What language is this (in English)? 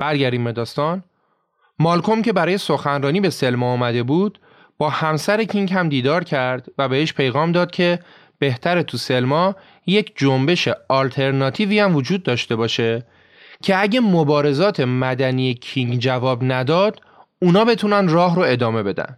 Persian